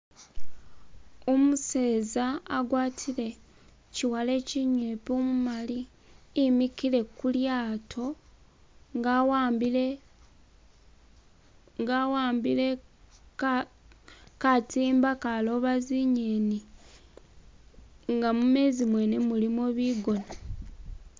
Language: Masaaba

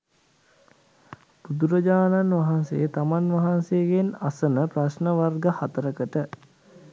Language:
Sinhala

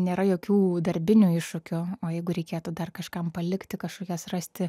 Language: Lithuanian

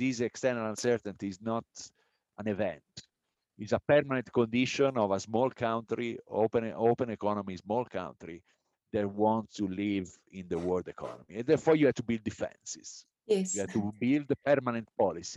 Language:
English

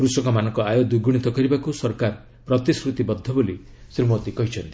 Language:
Odia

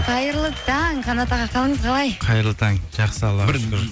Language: Kazakh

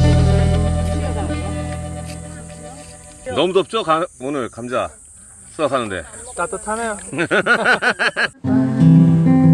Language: Korean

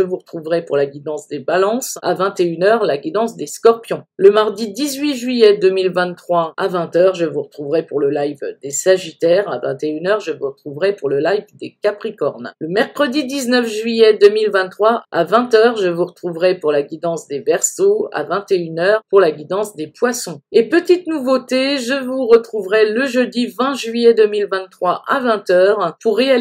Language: French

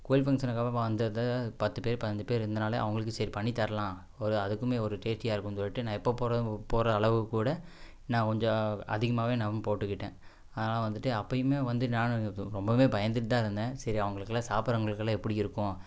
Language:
Tamil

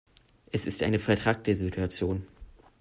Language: German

